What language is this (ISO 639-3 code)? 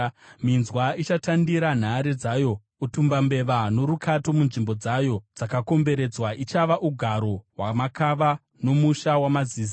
sna